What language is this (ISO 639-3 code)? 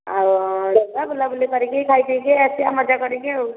ori